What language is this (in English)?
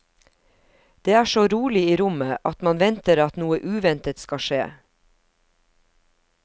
Norwegian